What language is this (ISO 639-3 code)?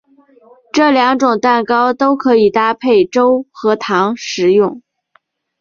zho